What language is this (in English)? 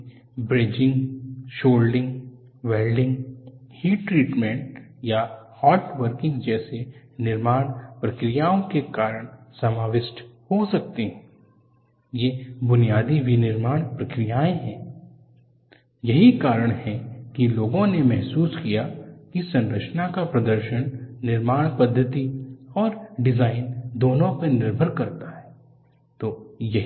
Hindi